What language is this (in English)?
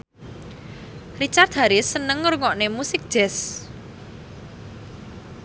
Javanese